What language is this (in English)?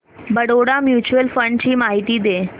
Marathi